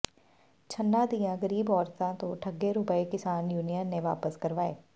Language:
Punjabi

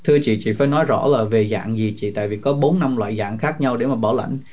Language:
Vietnamese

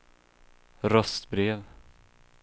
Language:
Swedish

